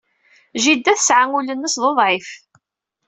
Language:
Kabyle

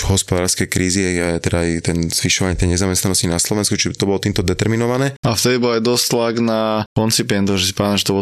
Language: Slovak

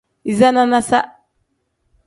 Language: Tem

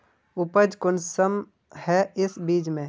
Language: Magahi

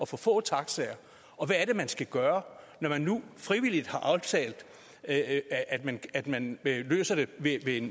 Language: Danish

